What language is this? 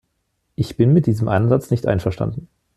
German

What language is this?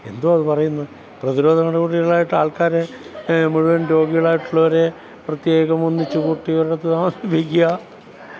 Malayalam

